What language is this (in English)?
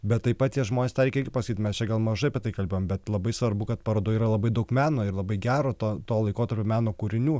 Lithuanian